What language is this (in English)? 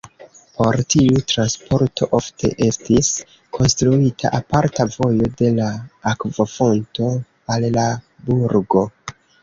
Esperanto